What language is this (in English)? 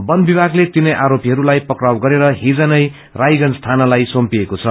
Nepali